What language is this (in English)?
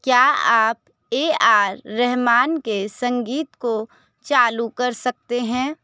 Hindi